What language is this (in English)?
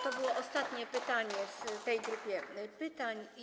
Polish